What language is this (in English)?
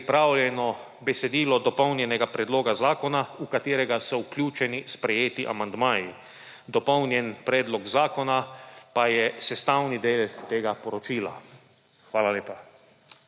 Slovenian